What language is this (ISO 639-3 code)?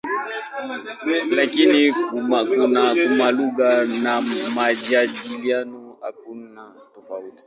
swa